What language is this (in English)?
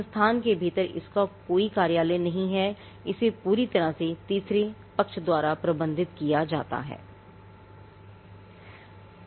Hindi